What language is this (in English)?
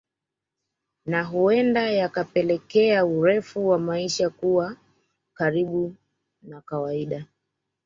Swahili